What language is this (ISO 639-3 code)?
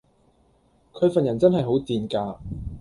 yue